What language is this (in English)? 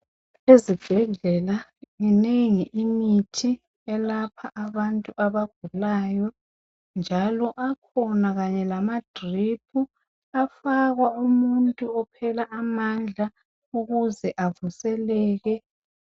North Ndebele